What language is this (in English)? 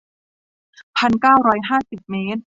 Thai